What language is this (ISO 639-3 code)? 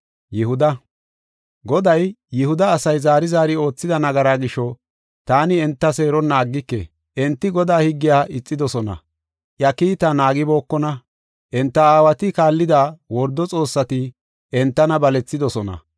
gof